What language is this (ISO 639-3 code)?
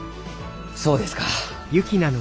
jpn